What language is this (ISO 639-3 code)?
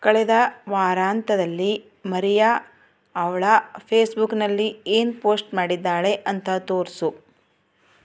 kan